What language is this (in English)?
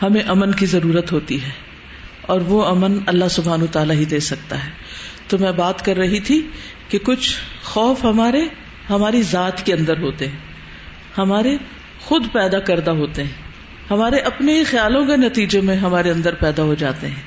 Urdu